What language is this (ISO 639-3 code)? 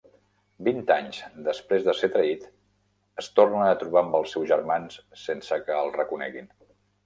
cat